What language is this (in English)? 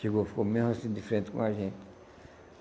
Portuguese